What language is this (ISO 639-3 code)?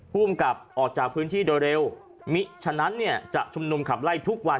tha